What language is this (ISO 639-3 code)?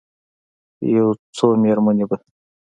pus